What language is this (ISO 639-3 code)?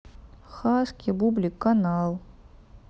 rus